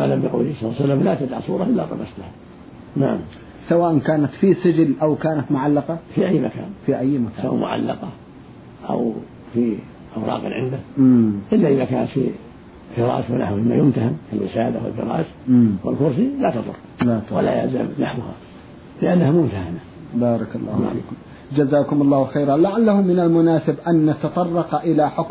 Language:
Arabic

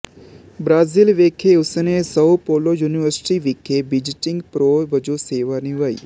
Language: Punjabi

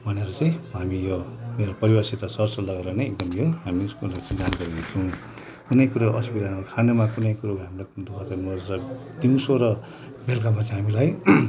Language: Nepali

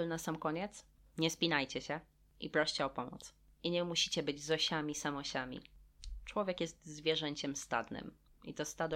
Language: Polish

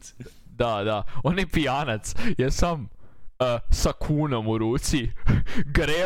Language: Croatian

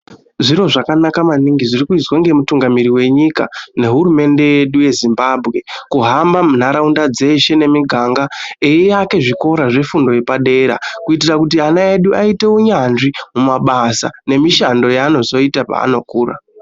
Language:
Ndau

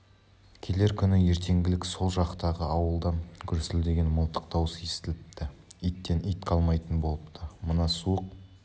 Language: Kazakh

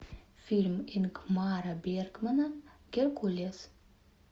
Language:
Russian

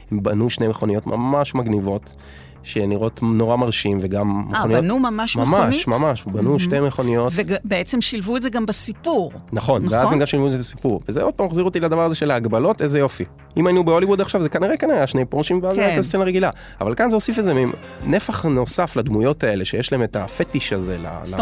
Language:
Hebrew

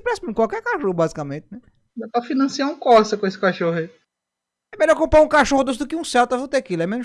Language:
Portuguese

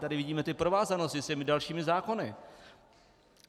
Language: Czech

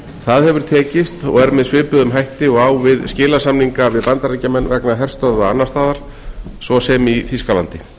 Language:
Icelandic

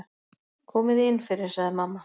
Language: Icelandic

